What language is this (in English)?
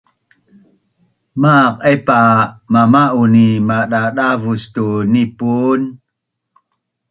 Bunun